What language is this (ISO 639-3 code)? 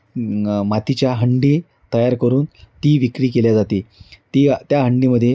mar